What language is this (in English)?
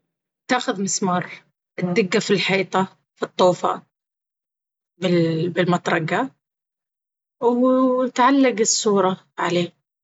Baharna Arabic